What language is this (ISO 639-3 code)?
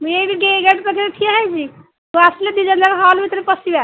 ori